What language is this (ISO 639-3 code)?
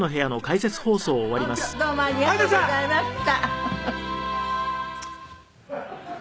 jpn